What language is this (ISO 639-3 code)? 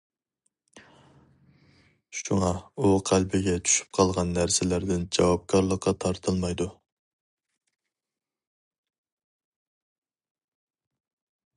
uig